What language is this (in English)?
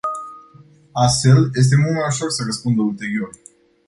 Romanian